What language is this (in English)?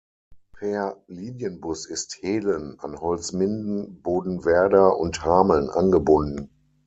German